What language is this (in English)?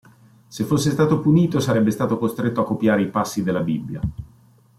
Italian